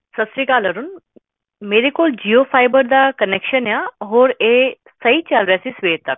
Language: Punjabi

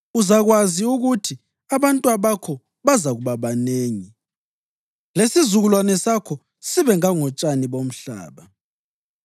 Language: North Ndebele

